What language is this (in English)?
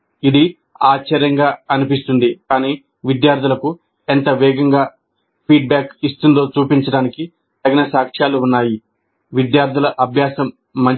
Telugu